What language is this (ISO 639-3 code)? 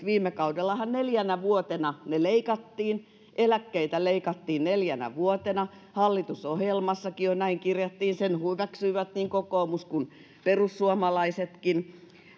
fin